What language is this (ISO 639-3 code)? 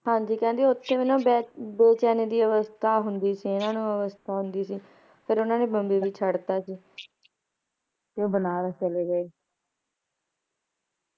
pan